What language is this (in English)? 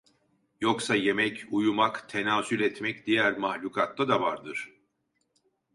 Turkish